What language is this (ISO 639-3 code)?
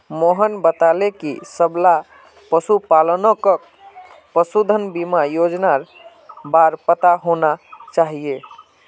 mag